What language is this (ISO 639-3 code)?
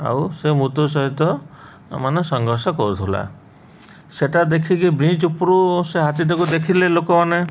ori